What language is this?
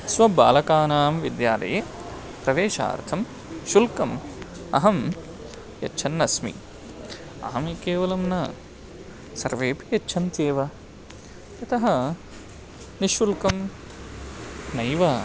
Sanskrit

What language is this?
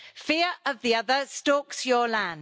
English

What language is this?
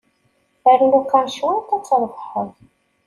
Kabyle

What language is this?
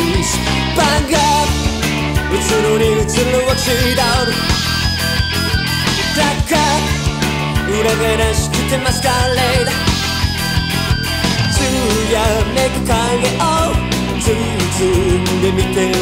Japanese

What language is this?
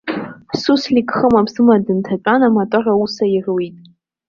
Abkhazian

